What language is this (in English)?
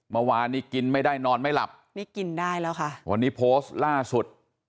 Thai